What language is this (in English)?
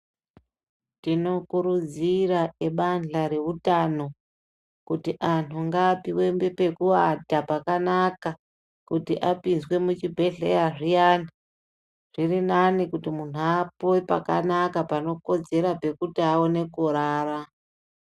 Ndau